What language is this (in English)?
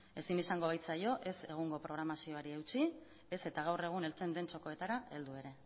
Basque